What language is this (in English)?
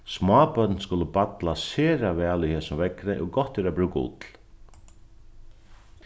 Faroese